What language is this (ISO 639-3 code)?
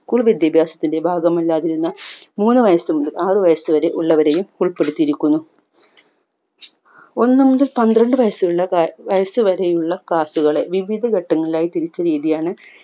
mal